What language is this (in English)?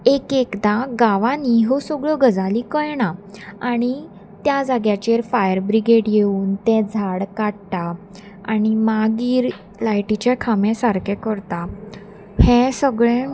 Konkani